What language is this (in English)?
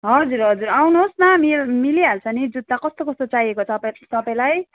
Nepali